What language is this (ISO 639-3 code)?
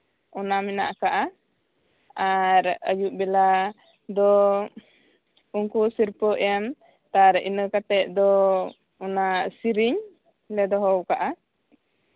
sat